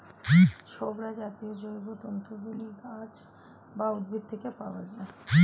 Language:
Bangla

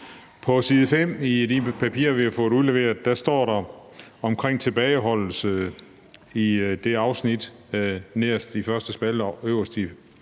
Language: Danish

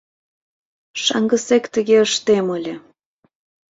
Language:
Mari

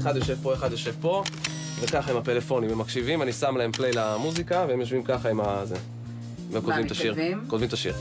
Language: Hebrew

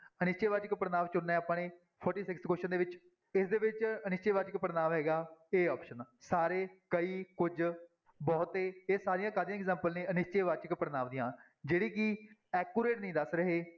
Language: Punjabi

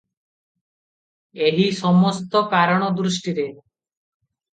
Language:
Odia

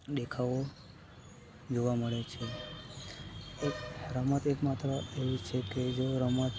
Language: Gujarati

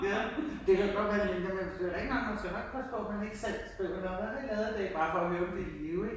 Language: Danish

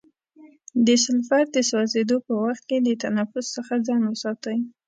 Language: Pashto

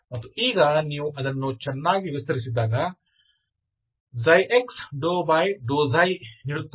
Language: Kannada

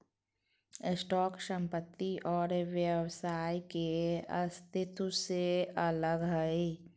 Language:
Magahi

